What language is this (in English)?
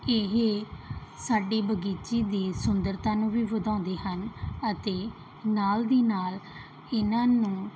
Punjabi